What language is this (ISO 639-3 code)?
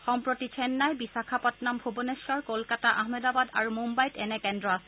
asm